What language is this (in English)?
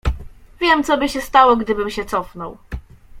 Polish